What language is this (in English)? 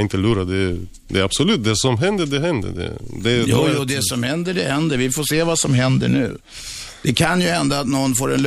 Swedish